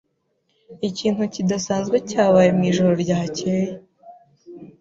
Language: Kinyarwanda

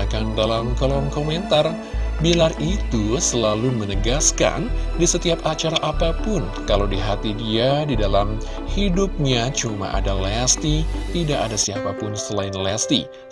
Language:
Indonesian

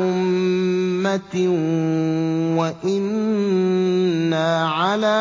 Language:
Arabic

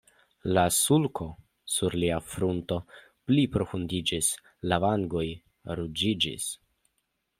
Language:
Esperanto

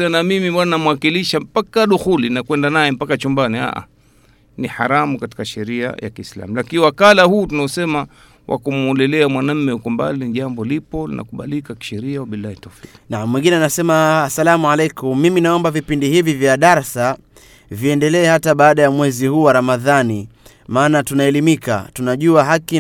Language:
Swahili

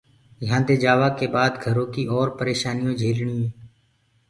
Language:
Gurgula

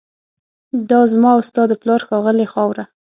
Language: Pashto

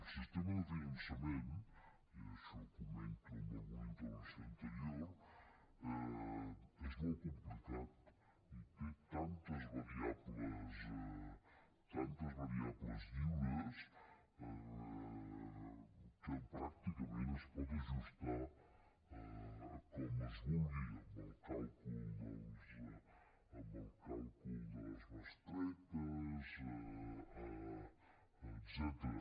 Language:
Catalan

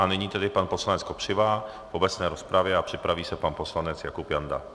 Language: Czech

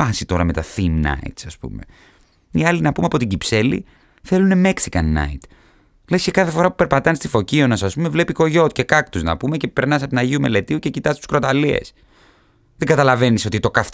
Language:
Greek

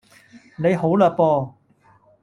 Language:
Cantonese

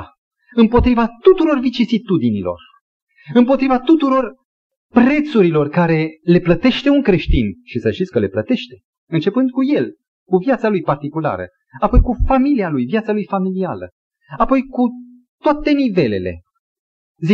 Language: Romanian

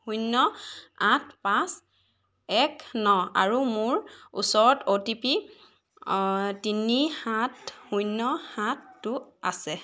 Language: Assamese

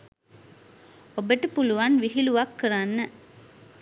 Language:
Sinhala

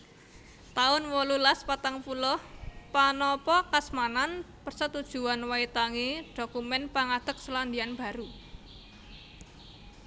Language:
Javanese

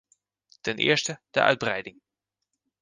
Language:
Dutch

